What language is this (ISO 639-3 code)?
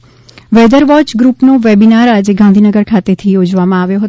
guj